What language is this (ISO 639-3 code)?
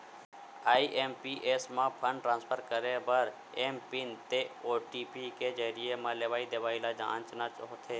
hne